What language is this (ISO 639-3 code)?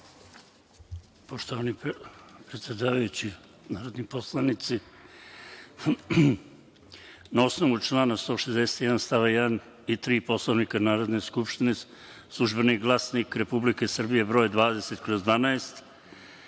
srp